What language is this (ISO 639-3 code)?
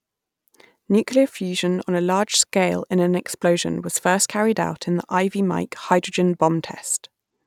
eng